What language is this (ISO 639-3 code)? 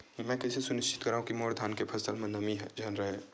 hne